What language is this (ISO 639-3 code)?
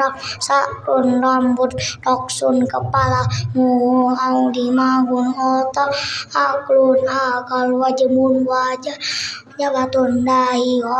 ind